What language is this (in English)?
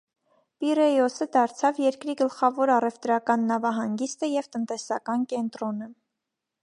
Armenian